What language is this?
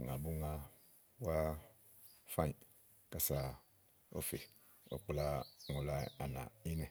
Igo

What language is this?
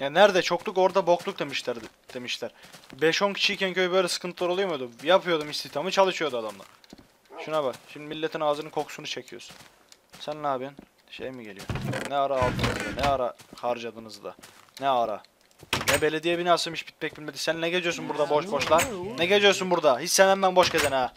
Turkish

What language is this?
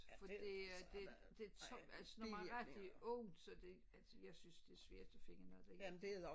Danish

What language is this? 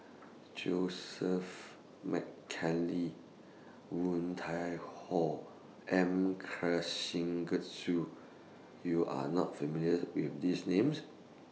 English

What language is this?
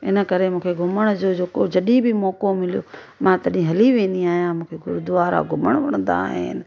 Sindhi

